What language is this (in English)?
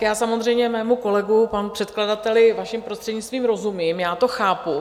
Czech